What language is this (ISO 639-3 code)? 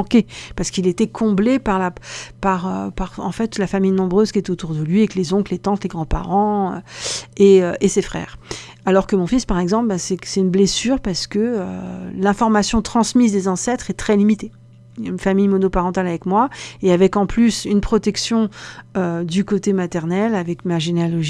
fra